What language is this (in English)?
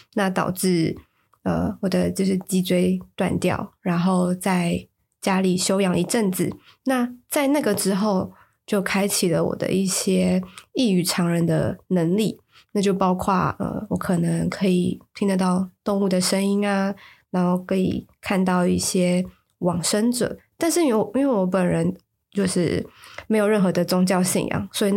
Chinese